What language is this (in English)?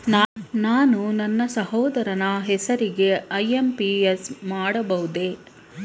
Kannada